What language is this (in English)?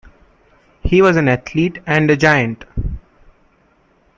English